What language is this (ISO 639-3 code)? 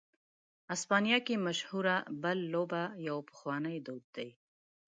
pus